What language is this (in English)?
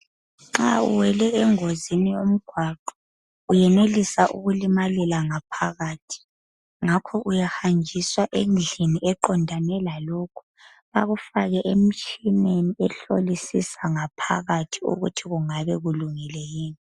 North Ndebele